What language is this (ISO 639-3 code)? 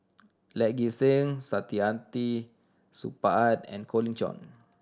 eng